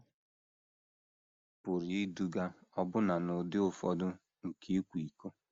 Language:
Igbo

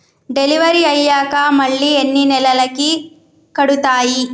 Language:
Telugu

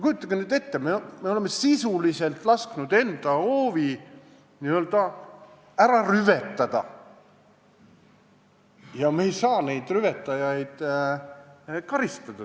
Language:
Estonian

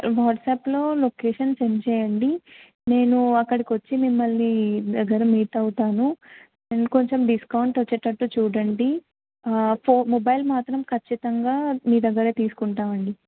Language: Telugu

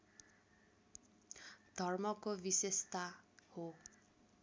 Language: Nepali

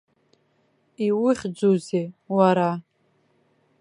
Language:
Abkhazian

